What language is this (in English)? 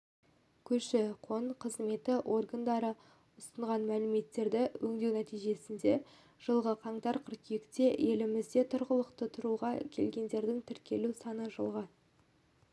Kazakh